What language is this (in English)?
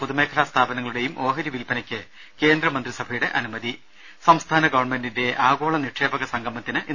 Malayalam